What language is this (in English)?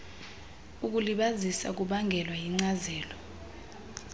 Xhosa